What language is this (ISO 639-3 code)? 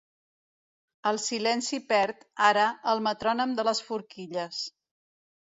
cat